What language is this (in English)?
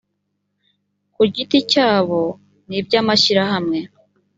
Kinyarwanda